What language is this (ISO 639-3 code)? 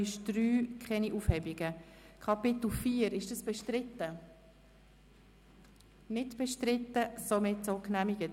gsw